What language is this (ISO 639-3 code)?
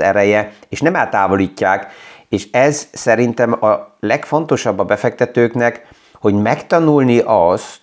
hun